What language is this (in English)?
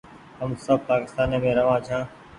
Goaria